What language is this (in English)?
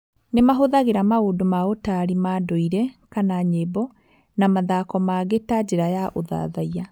Kikuyu